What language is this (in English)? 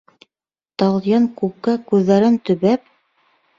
Bashkir